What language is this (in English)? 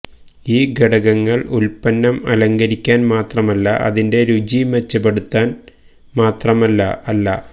Malayalam